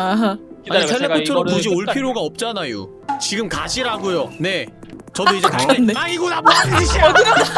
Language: Korean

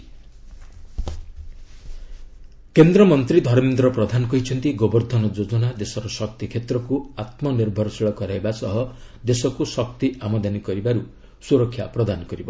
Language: Odia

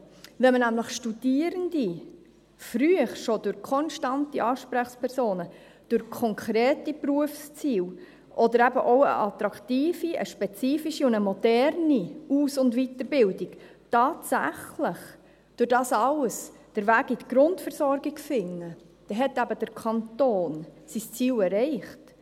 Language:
Swiss German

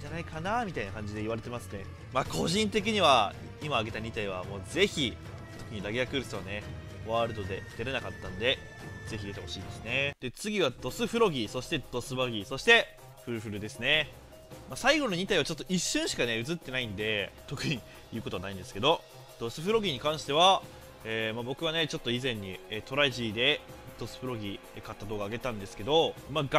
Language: Japanese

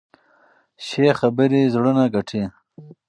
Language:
Pashto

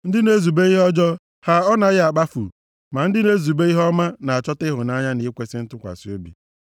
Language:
Igbo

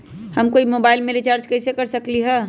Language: Magahi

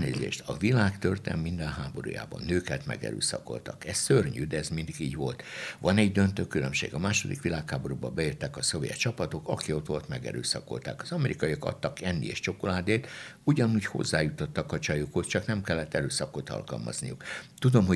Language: Hungarian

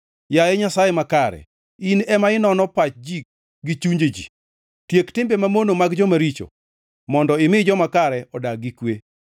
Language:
Luo (Kenya and Tanzania)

